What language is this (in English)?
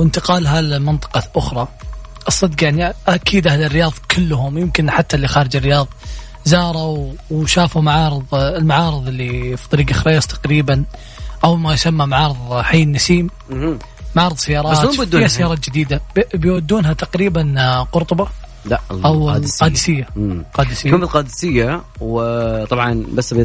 Arabic